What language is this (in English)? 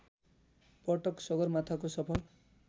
Nepali